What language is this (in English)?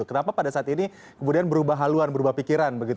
Indonesian